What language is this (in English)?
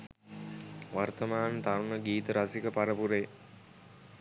Sinhala